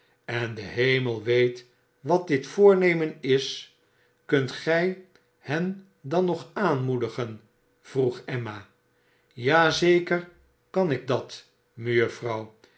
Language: Dutch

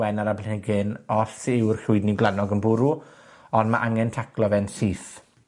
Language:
Welsh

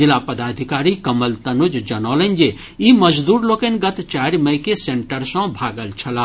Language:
Maithili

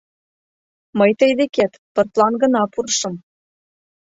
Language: Mari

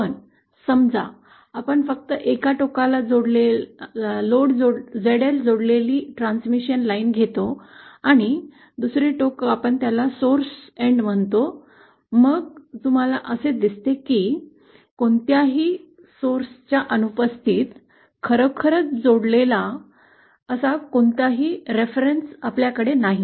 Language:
Marathi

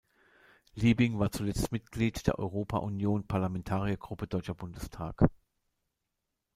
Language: German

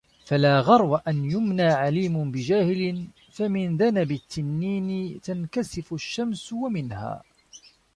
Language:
Arabic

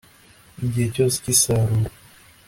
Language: Kinyarwanda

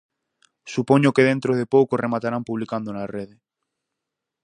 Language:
Galician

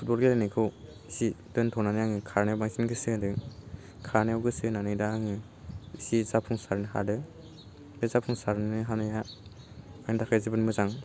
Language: Bodo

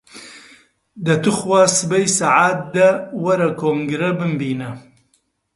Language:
Central Kurdish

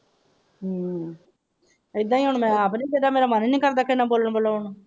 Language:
Punjabi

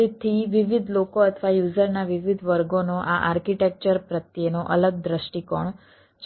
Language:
Gujarati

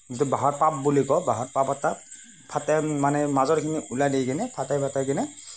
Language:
Assamese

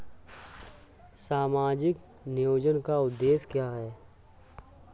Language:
Hindi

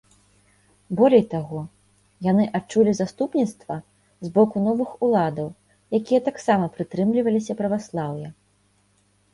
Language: Belarusian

